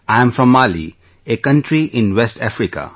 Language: English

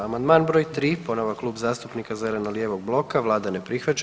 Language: Croatian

